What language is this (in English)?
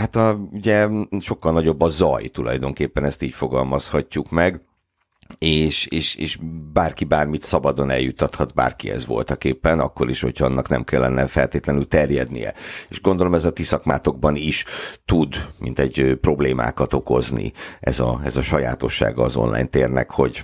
Hungarian